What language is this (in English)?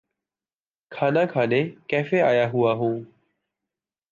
Urdu